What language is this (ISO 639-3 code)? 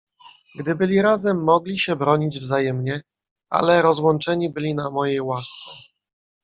pol